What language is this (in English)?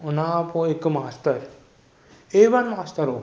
Sindhi